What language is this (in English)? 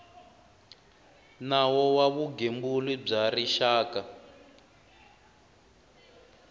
Tsonga